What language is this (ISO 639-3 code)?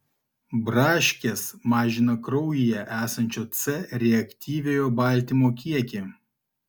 lit